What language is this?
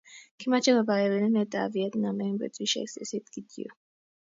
Kalenjin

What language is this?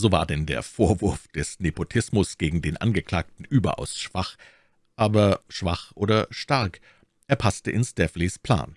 German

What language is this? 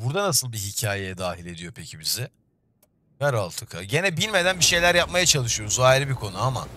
Turkish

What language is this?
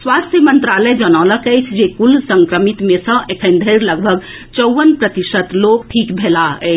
Maithili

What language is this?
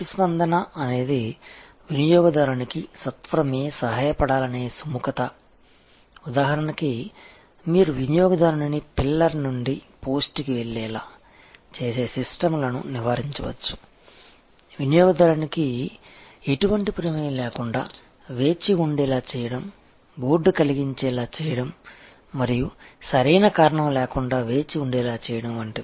Telugu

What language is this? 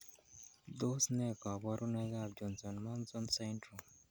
Kalenjin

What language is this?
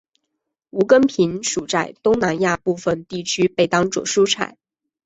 Chinese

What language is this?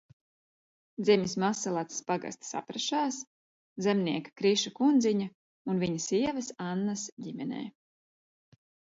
Latvian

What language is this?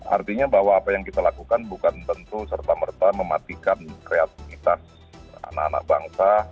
Indonesian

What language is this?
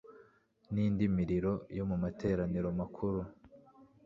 Kinyarwanda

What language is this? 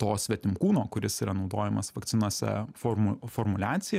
Lithuanian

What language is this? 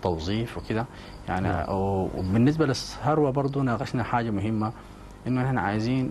Arabic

